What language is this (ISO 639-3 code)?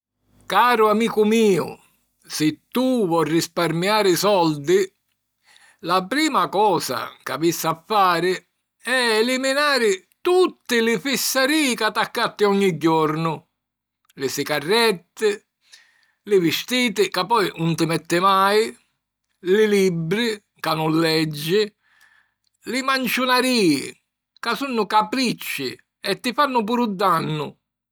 scn